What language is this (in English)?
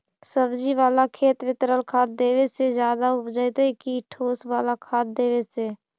Magahi